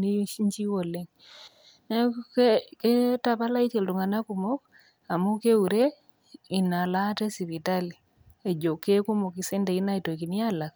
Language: Masai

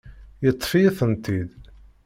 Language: Kabyle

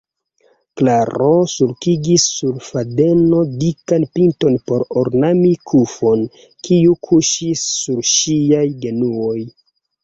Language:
Esperanto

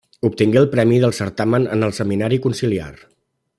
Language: Catalan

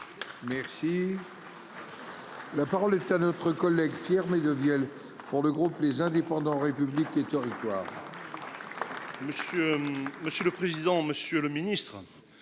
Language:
French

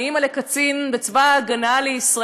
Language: Hebrew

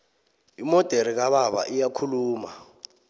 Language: South Ndebele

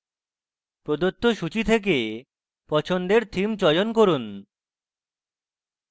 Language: Bangla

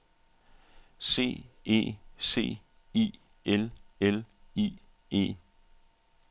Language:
Danish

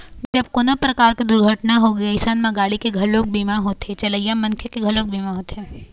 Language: Chhattisgarhi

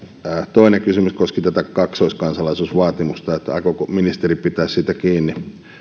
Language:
Finnish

